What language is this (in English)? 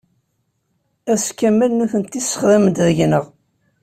Kabyle